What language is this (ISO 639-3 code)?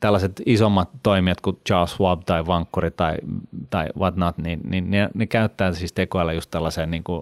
fin